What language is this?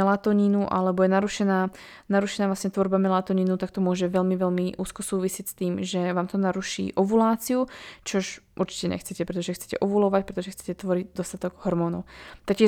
Slovak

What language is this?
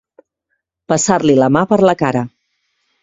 Catalan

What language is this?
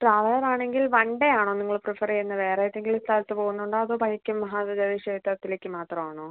Malayalam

